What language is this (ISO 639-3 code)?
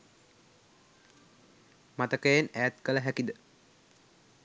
sin